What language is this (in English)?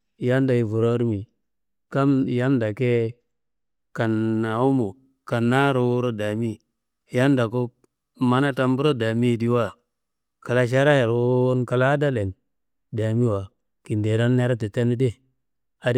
Kanembu